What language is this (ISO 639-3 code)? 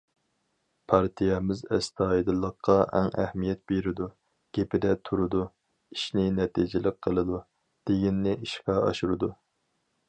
uig